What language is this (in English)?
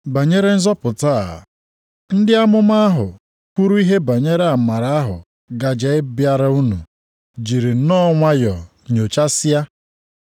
Igbo